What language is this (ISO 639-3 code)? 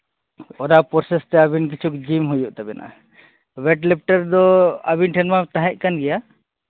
sat